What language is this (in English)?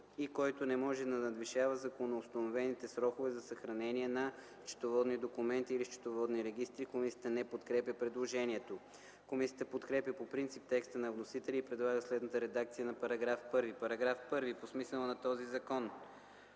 Bulgarian